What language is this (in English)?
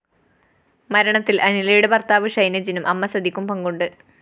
Malayalam